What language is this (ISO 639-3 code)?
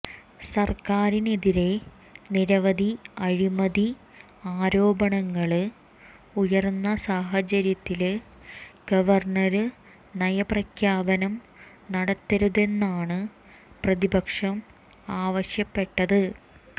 mal